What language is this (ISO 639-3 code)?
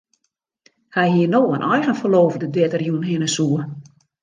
fry